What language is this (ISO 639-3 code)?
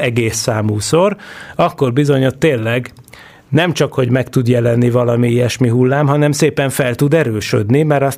hun